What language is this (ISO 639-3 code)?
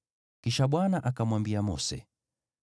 swa